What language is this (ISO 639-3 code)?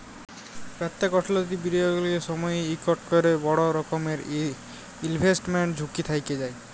ben